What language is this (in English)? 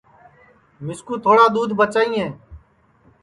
Sansi